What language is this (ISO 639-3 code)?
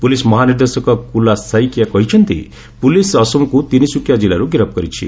ori